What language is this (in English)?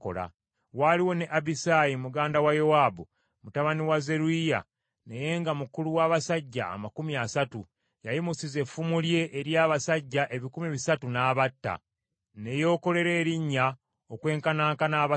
Ganda